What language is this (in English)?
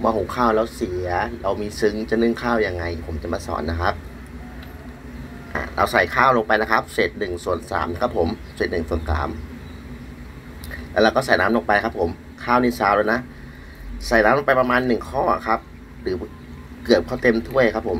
Thai